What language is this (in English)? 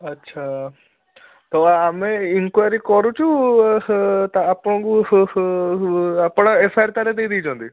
Odia